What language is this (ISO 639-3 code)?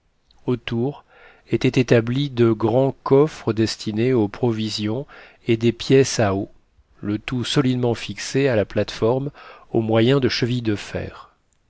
fra